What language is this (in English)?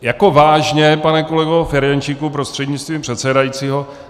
Czech